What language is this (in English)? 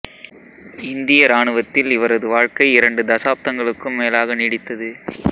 Tamil